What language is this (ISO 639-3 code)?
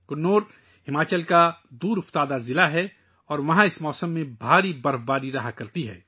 urd